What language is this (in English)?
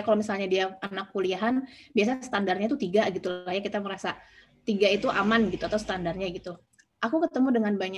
Indonesian